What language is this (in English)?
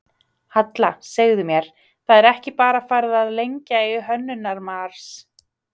Icelandic